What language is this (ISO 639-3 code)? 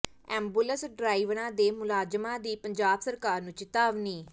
pan